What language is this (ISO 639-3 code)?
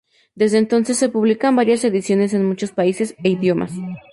spa